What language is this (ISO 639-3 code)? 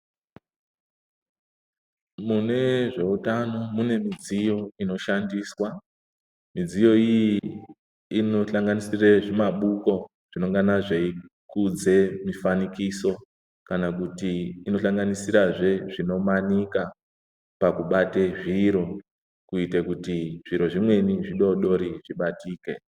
ndc